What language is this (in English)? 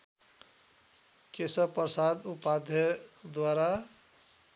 Nepali